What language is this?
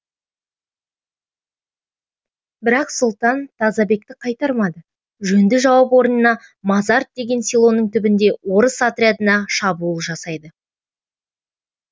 Kazakh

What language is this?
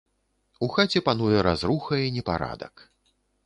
Belarusian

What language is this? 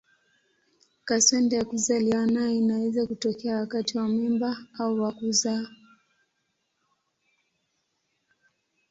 Swahili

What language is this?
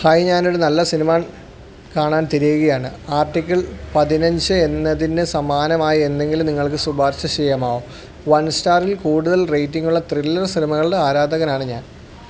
Malayalam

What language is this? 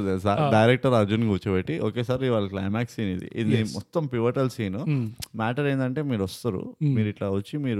Telugu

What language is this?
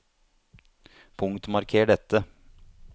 Norwegian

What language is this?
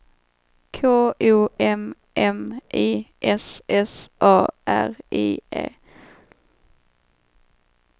Swedish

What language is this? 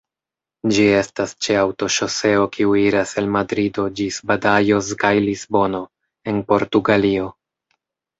Esperanto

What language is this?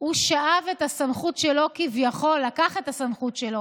Hebrew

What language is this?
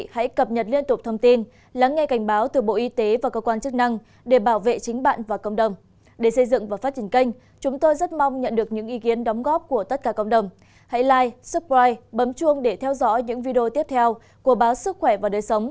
Vietnamese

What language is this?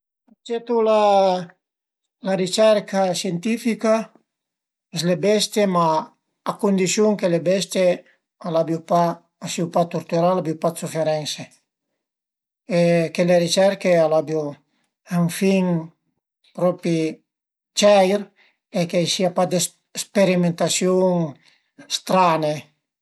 Piedmontese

